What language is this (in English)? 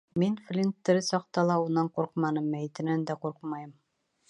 Bashkir